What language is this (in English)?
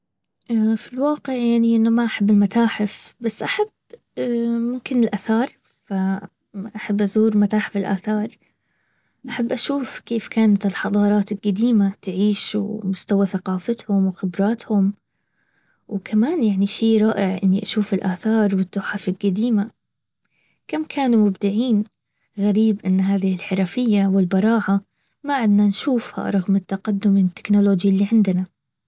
Baharna Arabic